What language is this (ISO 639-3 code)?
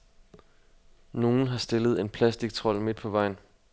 dan